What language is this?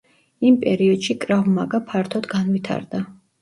Georgian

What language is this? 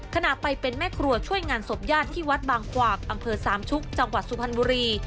Thai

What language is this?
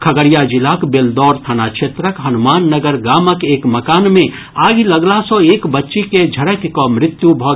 Maithili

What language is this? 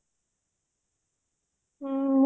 Odia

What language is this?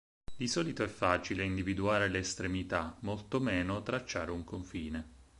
Italian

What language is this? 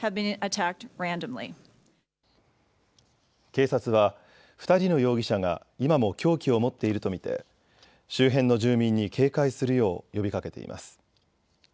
Japanese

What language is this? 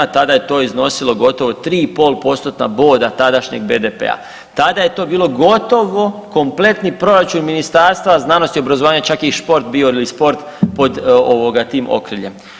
Croatian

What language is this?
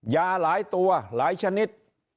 Thai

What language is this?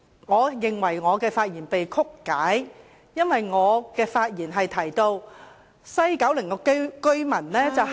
Cantonese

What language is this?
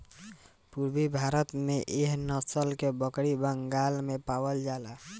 Bhojpuri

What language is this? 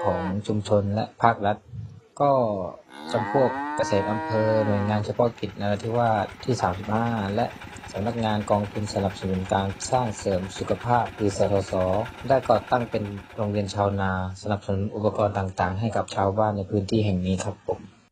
Thai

